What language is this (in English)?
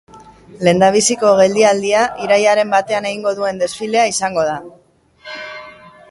Basque